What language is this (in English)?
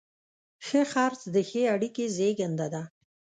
Pashto